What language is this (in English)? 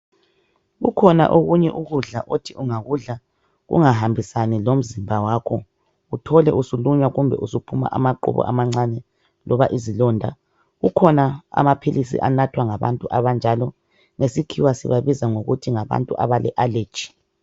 North Ndebele